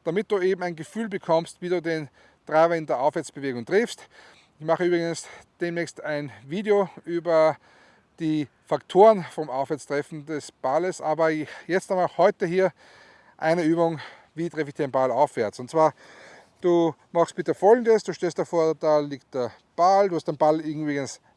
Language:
German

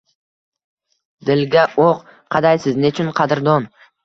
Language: Uzbek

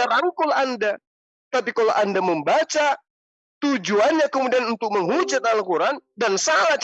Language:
Indonesian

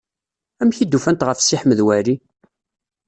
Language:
Kabyle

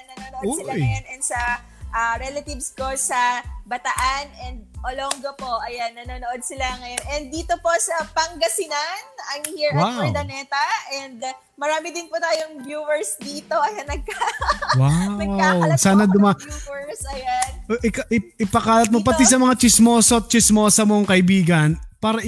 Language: Filipino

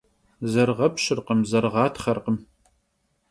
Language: Kabardian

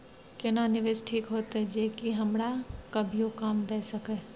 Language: Maithili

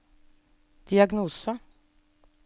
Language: Norwegian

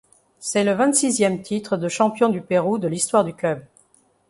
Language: French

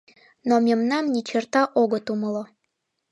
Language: Mari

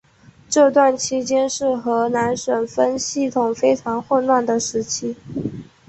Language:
Chinese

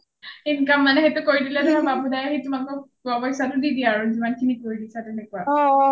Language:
Assamese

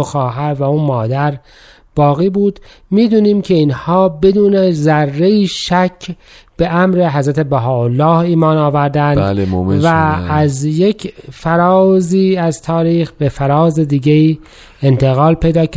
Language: Persian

